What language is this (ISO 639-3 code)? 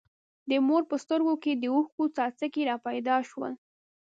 pus